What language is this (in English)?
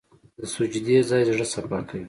Pashto